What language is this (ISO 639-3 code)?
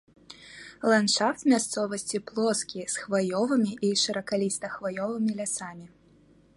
bel